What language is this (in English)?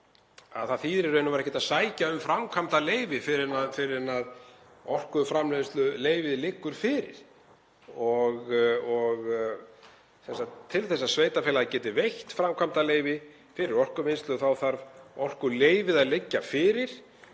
Icelandic